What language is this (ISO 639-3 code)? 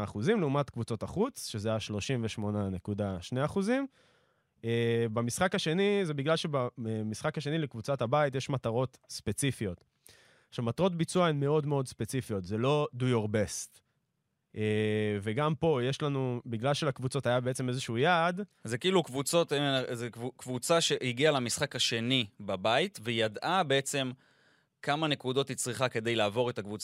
heb